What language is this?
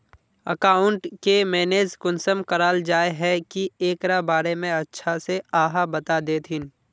Magahi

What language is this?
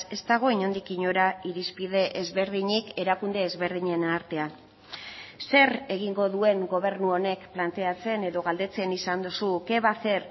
Basque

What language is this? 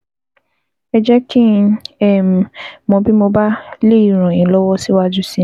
Yoruba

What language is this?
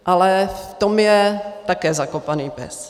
Czech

